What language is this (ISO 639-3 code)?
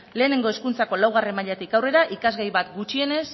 eus